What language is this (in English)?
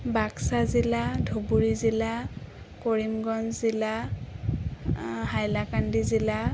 Assamese